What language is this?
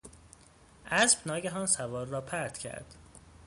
Persian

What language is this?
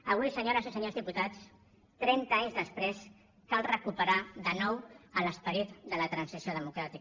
Catalan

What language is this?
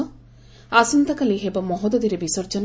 Odia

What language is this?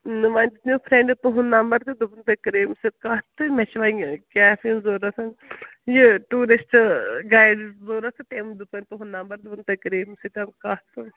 Kashmiri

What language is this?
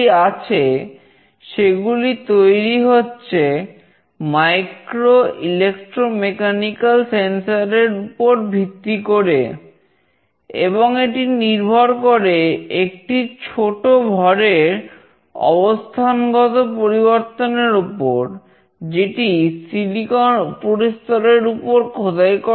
Bangla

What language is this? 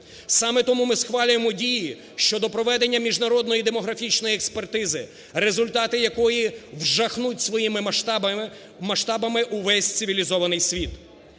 Ukrainian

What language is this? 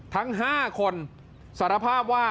Thai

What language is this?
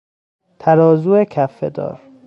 Persian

